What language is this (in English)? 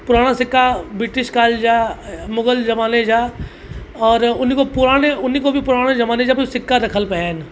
Sindhi